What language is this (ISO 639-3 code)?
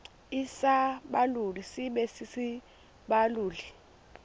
xho